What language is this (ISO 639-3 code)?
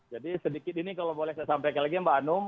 ind